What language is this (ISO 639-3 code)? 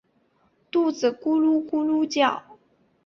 zho